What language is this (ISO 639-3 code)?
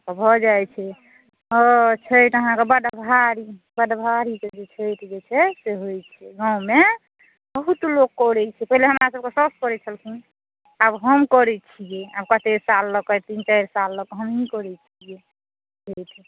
mai